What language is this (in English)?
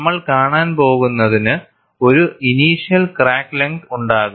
Malayalam